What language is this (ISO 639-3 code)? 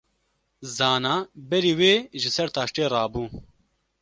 kur